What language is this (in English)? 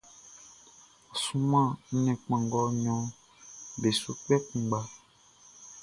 Baoulé